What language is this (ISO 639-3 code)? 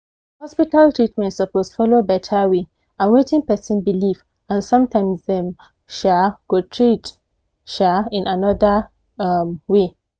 pcm